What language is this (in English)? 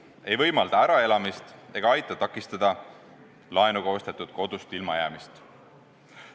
Estonian